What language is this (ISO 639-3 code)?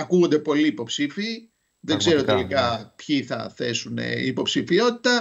ell